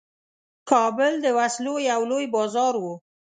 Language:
Pashto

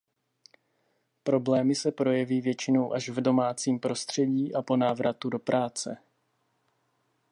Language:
Czech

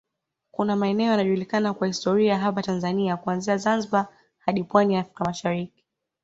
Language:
Swahili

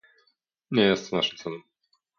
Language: Polish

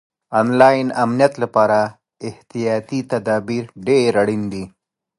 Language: Pashto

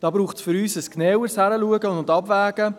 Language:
Swiss German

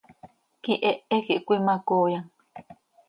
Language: Seri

